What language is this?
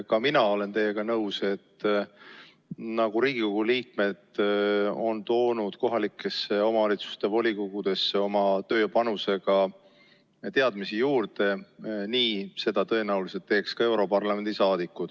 Estonian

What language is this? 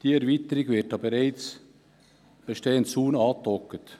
Swiss German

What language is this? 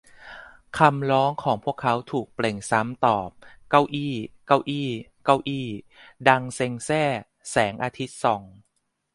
Thai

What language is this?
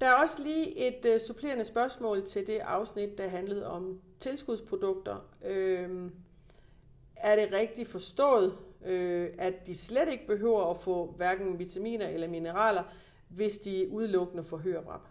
Danish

